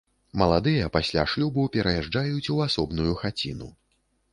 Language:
Belarusian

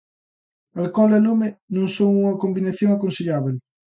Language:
Galician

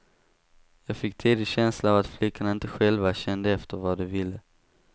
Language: Swedish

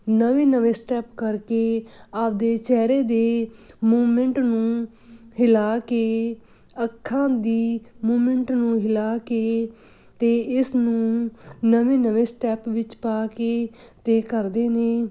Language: Punjabi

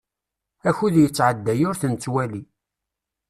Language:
Kabyle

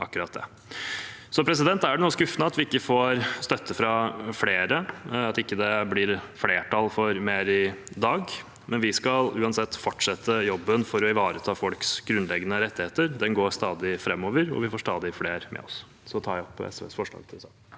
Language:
Norwegian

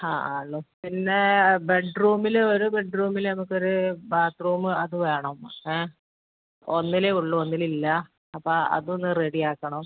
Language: Malayalam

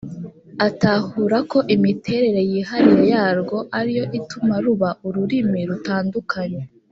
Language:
Kinyarwanda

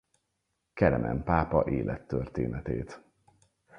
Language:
Hungarian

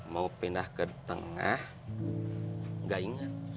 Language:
Indonesian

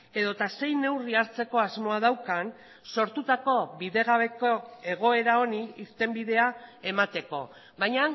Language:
Basque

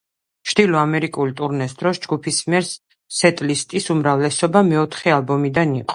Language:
Georgian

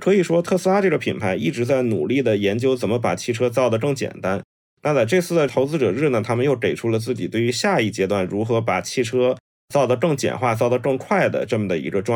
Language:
Chinese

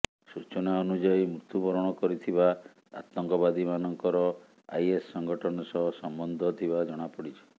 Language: Odia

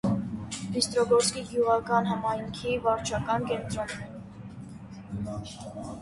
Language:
Armenian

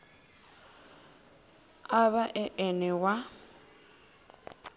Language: Venda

